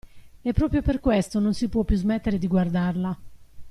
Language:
Italian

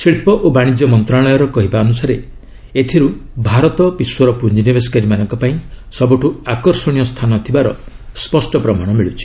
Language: Odia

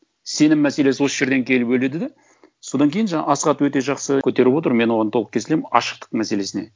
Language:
Kazakh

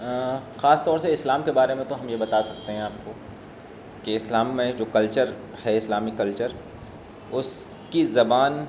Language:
Urdu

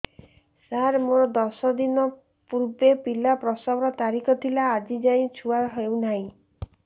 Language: Odia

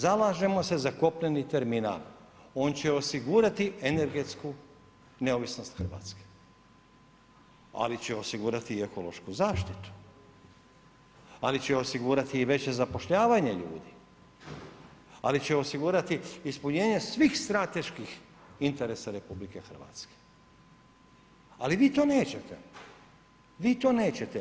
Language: Croatian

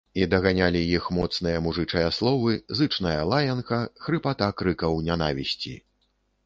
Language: Belarusian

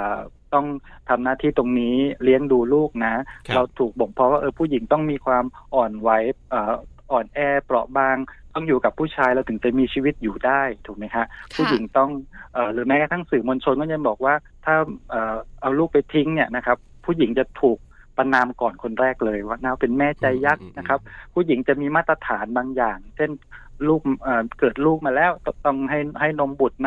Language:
Thai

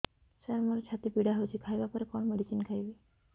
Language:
Odia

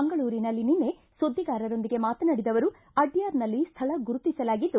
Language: Kannada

